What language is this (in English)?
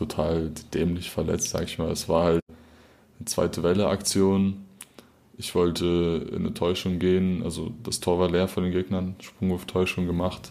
German